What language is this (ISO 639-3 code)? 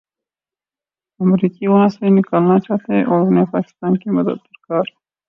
urd